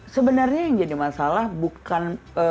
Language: Indonesian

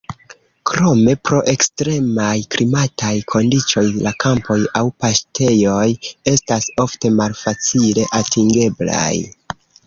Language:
Esperanto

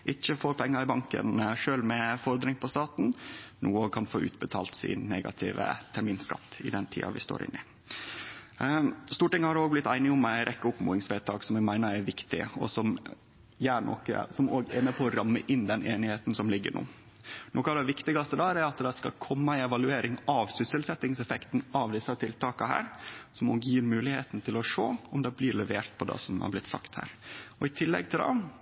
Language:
Norwegian Nynorsk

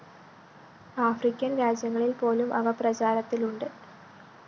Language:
Malayalam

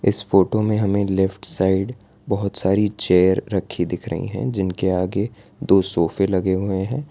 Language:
Hindi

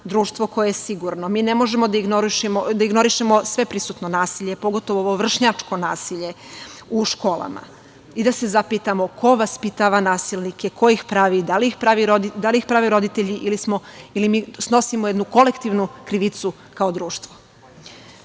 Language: Serbian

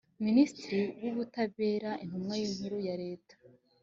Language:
Kinyarwanda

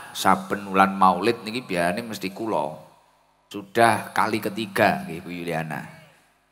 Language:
Indonesian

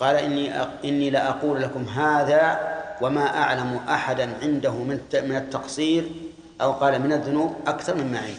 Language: Arabic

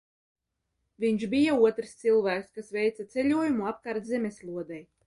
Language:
Latvian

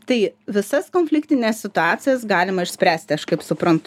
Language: Lithuanian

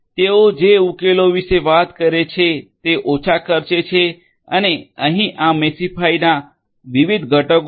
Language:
Gujarati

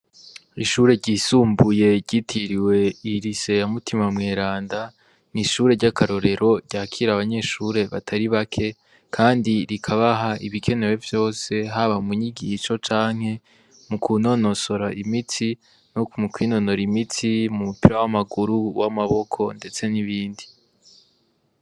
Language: Rundi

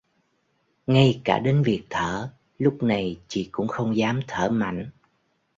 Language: Vietnamese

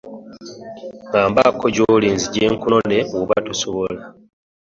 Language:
Ganda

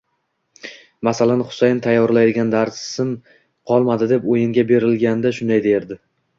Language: Uzbek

